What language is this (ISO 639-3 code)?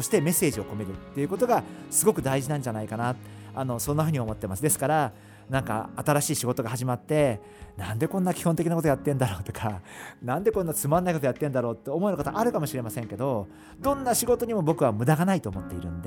jpn